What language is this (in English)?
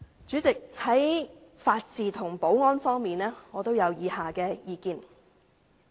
Cantonese